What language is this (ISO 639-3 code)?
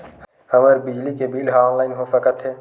hne